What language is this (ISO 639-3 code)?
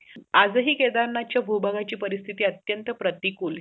mar